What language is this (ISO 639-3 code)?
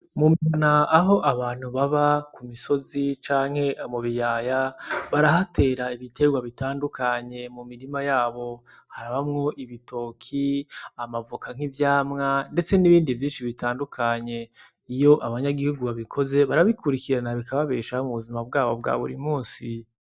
run